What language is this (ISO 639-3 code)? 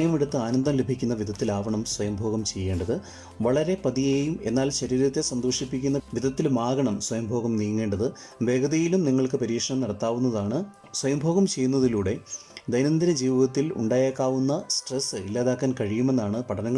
mal